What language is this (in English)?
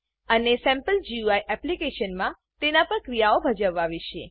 Gujarati